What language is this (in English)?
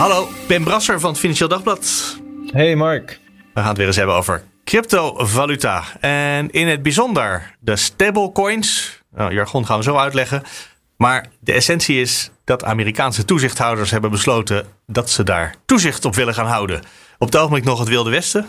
Dutch